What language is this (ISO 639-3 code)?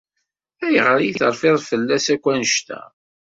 kab